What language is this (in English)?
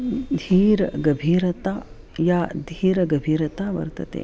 Sanskrit